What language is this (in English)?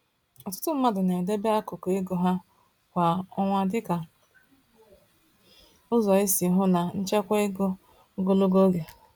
Igbo